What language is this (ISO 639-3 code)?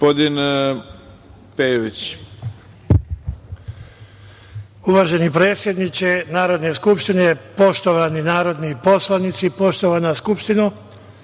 srp